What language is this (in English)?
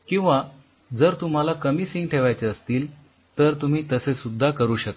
Marathi